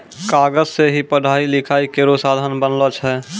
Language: Maithili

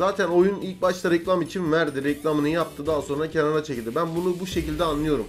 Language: Turkish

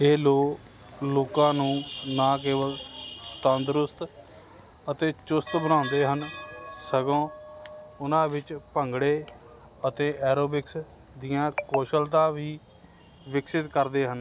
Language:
Punjabi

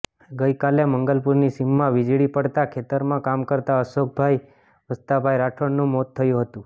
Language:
Gujarati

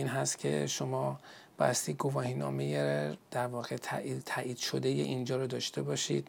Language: Persian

